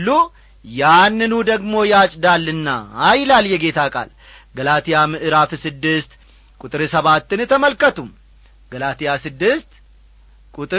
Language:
Amharic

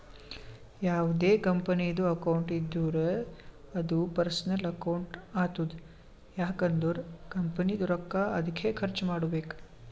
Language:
Kannada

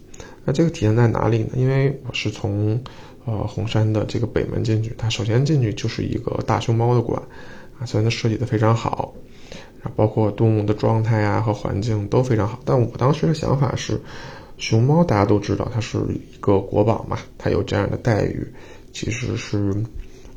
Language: Chinese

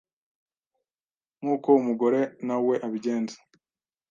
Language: Kinyarwanda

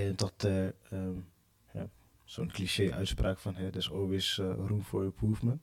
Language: Dutch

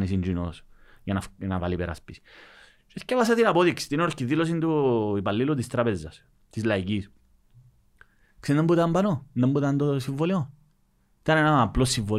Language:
Greek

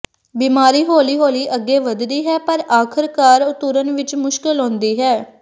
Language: Punjabi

